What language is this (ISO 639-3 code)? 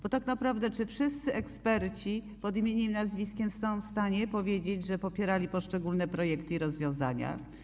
pol